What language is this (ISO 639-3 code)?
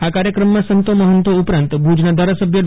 guj